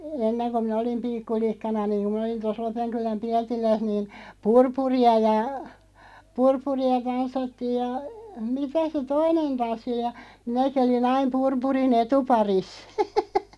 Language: Finnish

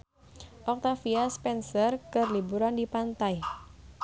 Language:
Sundanese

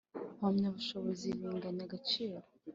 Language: Kinyarwanda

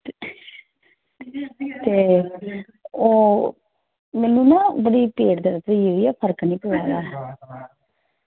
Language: Dogri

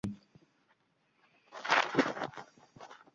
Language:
Uzbek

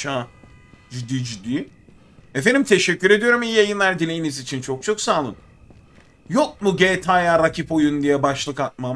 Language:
Turkish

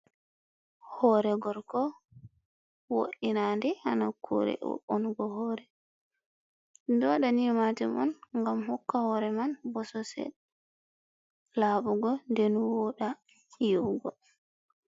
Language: Fula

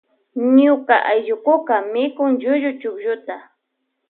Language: Loja Highland Quichua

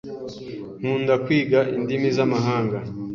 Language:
Kinyarwanda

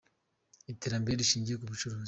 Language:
Kinyarwanda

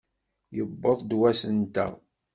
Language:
Kabyle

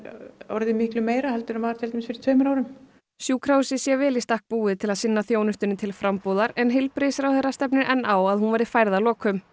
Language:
Icelandic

